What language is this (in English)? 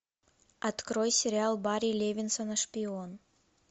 Russian